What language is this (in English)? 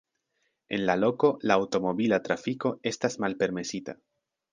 Esperanto